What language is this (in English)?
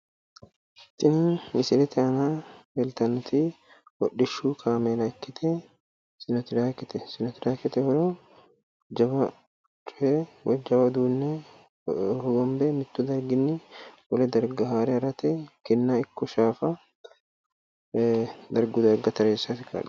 Sidamo